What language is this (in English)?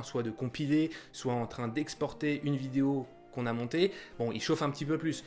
French